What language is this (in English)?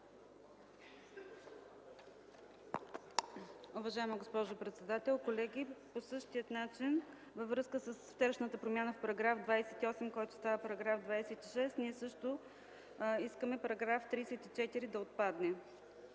Bulgarian